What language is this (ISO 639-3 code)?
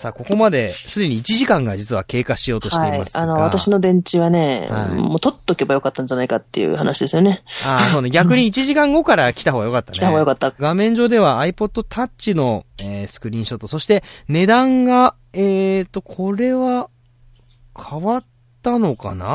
jpn